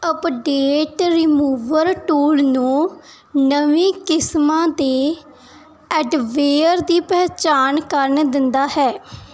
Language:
Punjabi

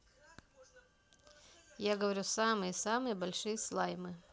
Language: Russian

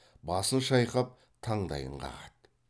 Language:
Kazakh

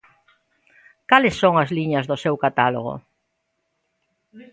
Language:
Galician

